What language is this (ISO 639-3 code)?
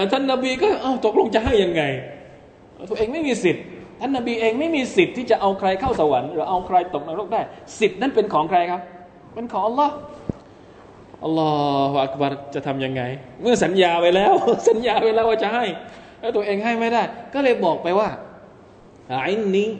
tha